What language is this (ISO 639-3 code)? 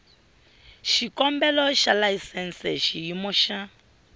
tso